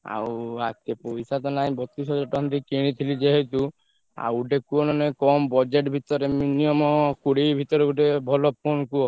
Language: Odia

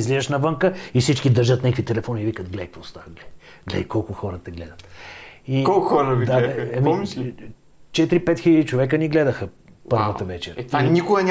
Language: Bulgarian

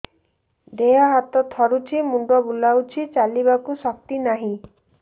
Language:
Odia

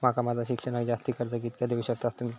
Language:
Marathi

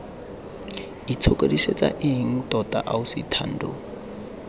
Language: Tswana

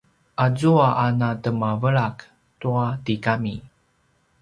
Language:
Paiwan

